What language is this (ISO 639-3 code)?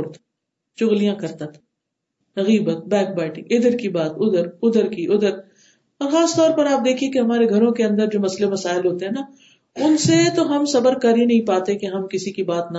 urd